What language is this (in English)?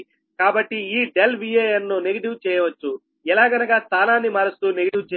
Telugu